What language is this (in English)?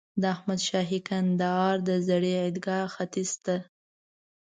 Pashto